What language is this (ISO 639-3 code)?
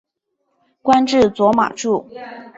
zho